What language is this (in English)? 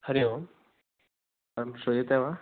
Sanskrit